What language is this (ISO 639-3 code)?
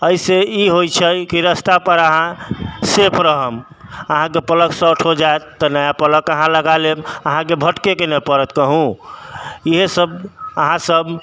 mai